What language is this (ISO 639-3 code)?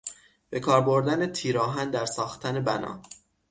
fas